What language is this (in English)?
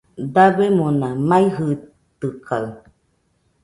Nüpode Huitoto